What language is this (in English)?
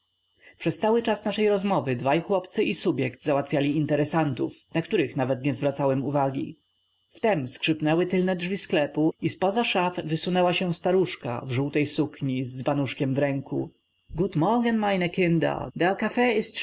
Polish